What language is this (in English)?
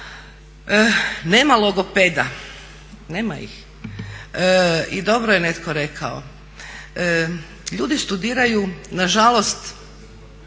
Croatian